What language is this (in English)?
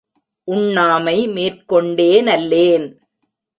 Tamil